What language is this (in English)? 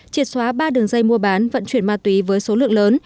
Vietnamese